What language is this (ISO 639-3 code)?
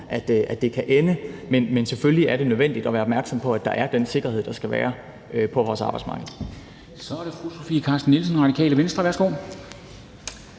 dan